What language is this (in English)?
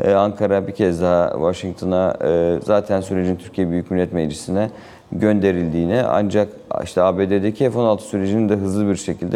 Turkish